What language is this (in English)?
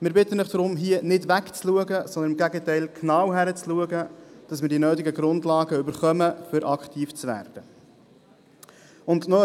Swiss German